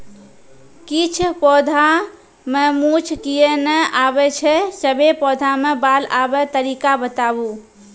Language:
Maithili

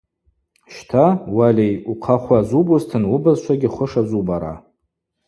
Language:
Abaza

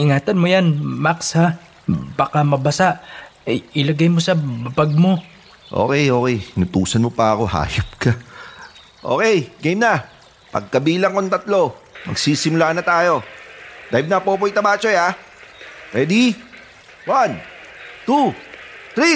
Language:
Filipino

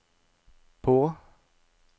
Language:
Norwegian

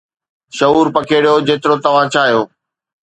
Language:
Sindhi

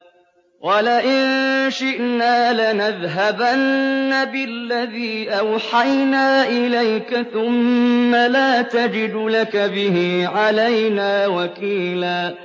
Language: Arabic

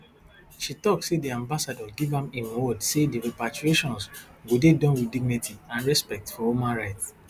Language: Nigerian Pidgin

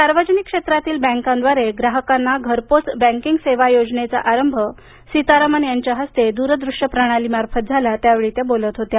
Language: Marathi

